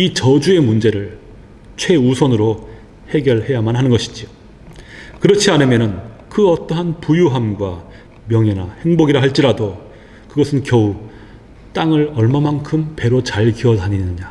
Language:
Korean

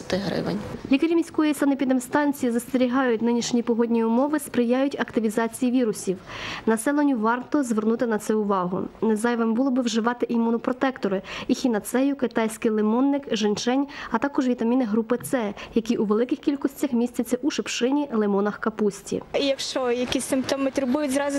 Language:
Ukrainian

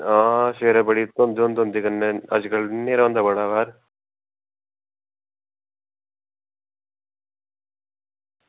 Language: Dogri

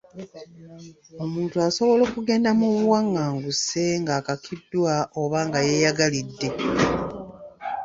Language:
Ganda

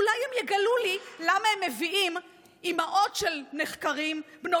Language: Hebrew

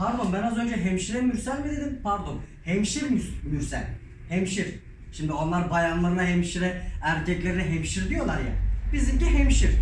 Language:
Turkish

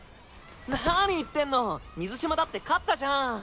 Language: Japanese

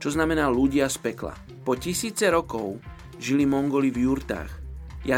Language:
Slovak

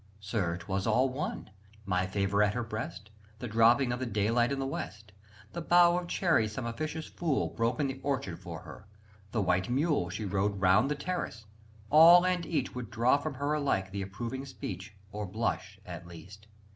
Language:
English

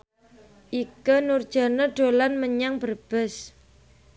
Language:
Javanese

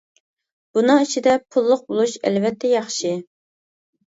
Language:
Uyghur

